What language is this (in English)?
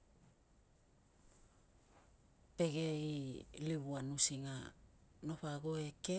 Tungag